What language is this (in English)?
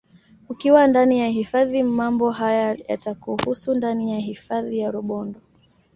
Swahili